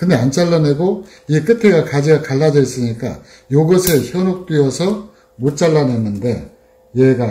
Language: Korean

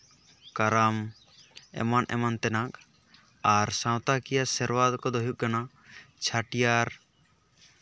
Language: Santali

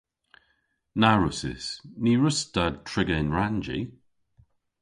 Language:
Cornish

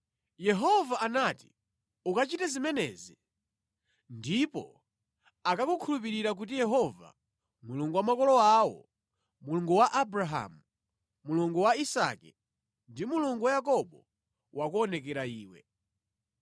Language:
Nyanja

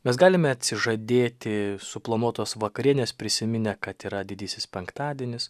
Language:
Lithuanian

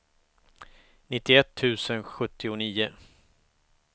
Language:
Swedish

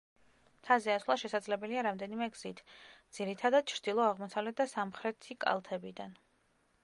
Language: Georgian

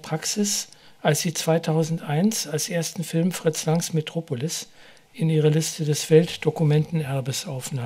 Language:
German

